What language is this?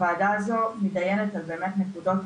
Hebrew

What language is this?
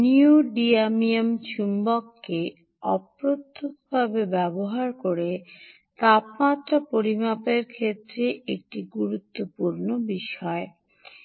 Bangla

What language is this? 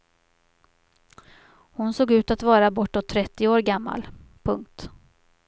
Swedish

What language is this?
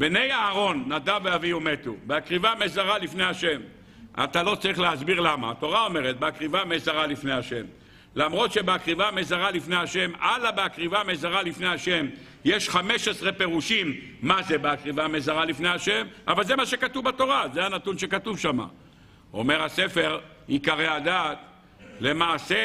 Hebrew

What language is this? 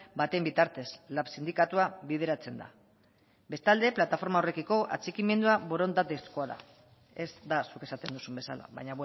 Basque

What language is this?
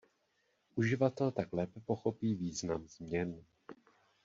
Czech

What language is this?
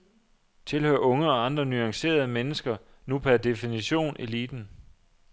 Danish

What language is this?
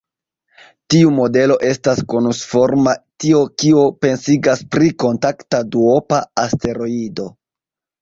Esperanto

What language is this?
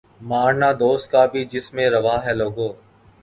Urdu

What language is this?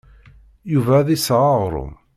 Kabyle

